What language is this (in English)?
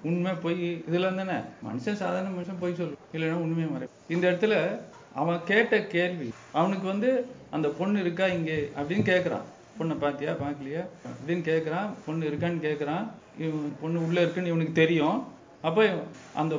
Tamil